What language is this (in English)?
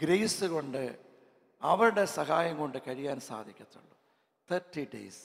Malayalam